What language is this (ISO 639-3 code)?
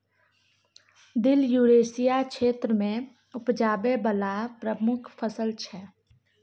mai